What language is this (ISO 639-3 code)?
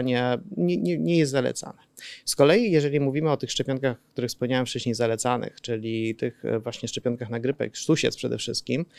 pol